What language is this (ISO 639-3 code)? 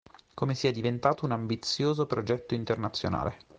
ita